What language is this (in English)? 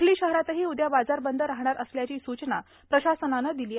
Marathi